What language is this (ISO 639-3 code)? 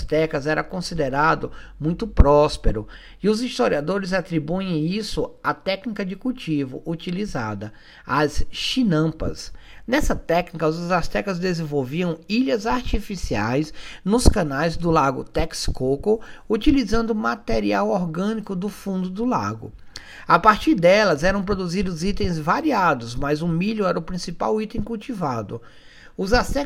por